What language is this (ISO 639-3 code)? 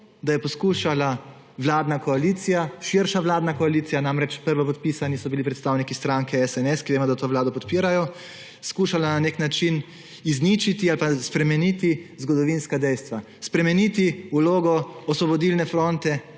slv